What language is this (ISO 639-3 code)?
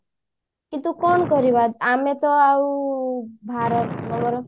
ori